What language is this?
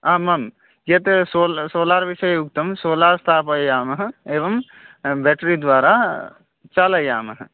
Sanskrit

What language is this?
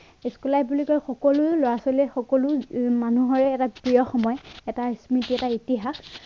Assamese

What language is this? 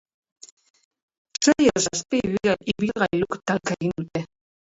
Basque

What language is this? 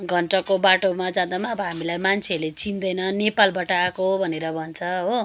Nepali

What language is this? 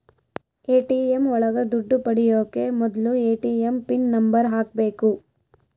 Kannada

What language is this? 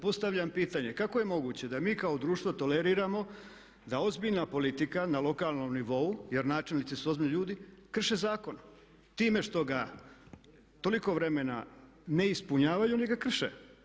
Croatian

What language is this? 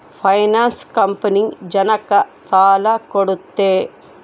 Kannada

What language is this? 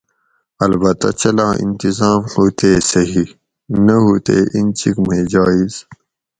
Gawri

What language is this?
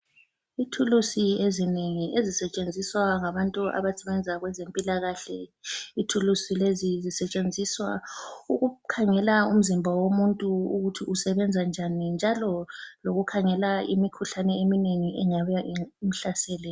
North Ndebele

